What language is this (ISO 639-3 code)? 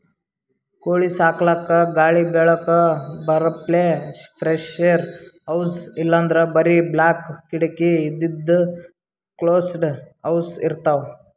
kan